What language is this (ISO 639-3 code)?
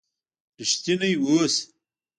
pus